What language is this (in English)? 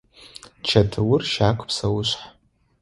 Adyghe